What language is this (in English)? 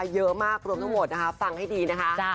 Thai